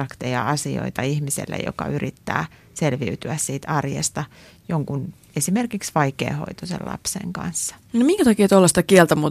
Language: Finnish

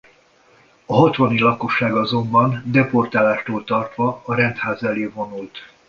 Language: Hungarian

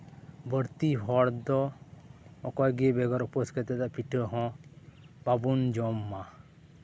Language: Santali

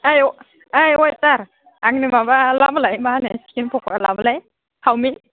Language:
Bodo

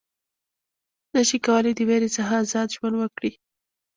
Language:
Pashto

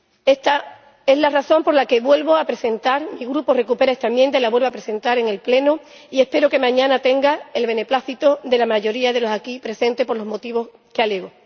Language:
Spanish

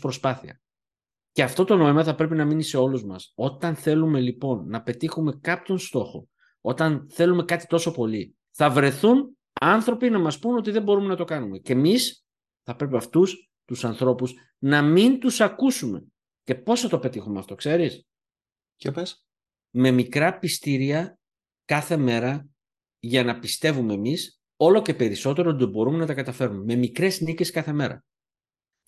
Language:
Greek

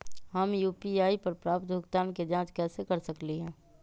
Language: Magahi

